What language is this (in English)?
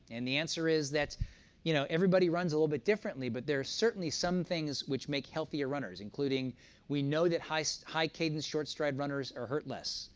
English